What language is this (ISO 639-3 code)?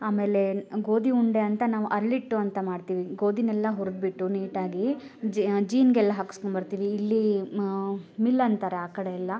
kan